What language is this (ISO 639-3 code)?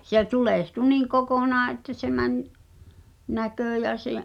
fin